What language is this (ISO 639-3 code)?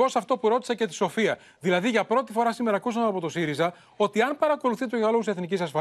ell